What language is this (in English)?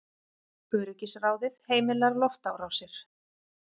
Icelandic